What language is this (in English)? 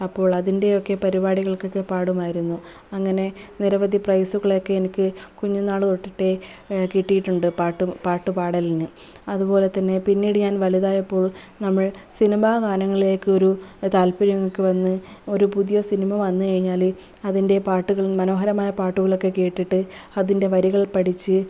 Malayalam